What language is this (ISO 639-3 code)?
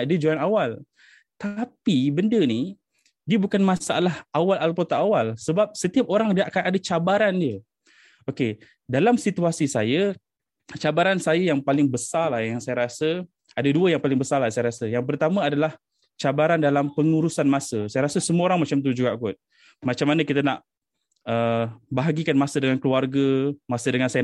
msa